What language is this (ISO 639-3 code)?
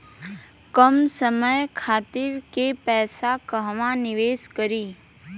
bho